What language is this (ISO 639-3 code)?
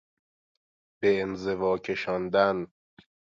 fas